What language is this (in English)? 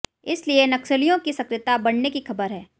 Hindi